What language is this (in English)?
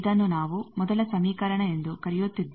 Kannada